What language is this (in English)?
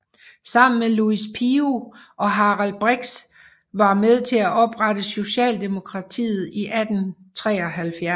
Danish